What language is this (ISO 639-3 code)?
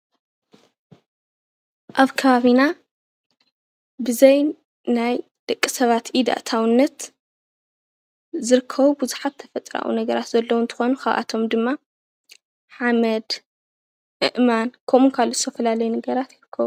tir